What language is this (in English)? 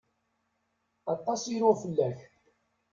Kabyle